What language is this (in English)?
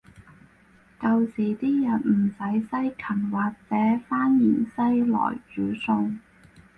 Cantonese